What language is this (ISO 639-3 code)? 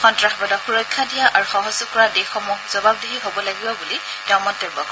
asm